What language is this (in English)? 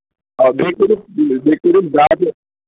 Kashmiri